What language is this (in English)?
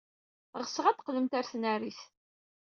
Kabyle